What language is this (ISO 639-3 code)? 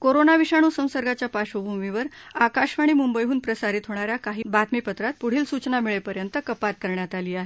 mar